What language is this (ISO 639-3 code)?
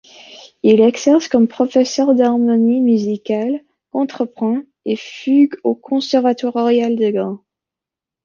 fra